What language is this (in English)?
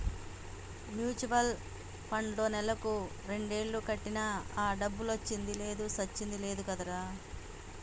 Telugu